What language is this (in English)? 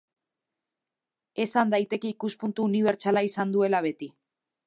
Basque